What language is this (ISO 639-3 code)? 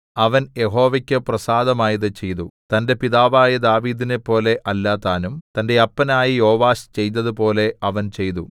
mal